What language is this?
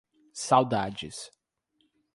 Portuguese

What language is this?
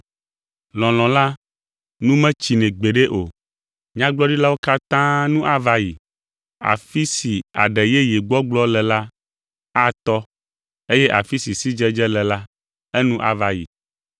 Ewe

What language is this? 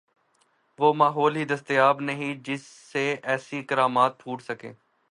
Urdu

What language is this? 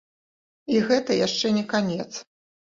Belarusian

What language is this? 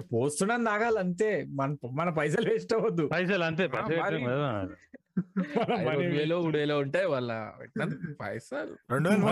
Telugu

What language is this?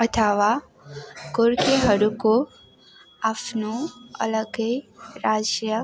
Nepali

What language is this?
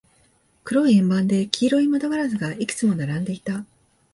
Japanese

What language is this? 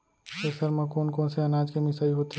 Chhattisgarhi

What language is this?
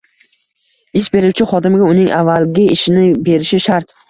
Uzbek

